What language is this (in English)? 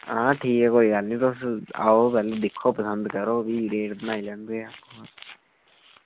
Dogri